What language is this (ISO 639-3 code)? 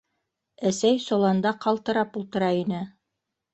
bak